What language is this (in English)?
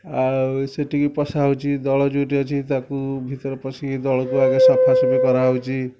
Odia